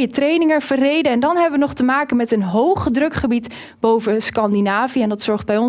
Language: Dutch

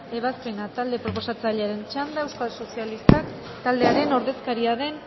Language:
Basque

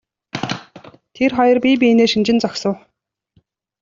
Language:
Mongolian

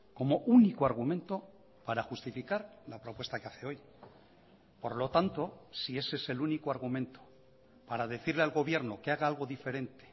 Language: Spanish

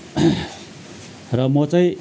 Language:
Nepali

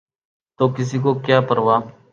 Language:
Urdu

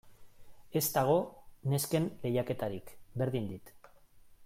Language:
Basque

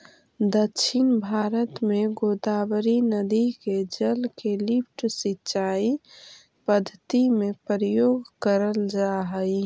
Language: Magahi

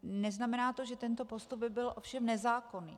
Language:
Czech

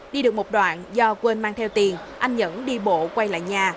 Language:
Vietnamese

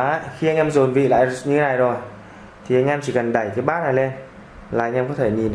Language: Vietnamese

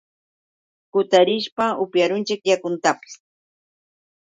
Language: Yauyos Quechua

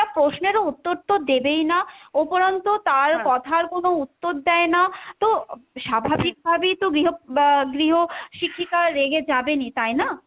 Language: Bangla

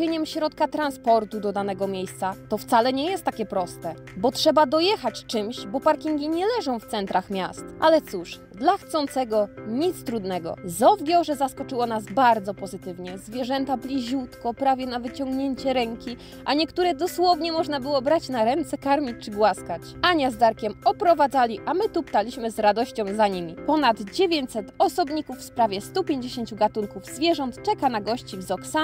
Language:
Polish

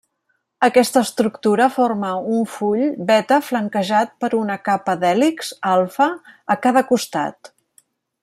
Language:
Catalan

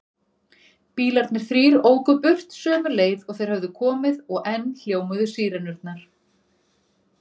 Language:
Icelandic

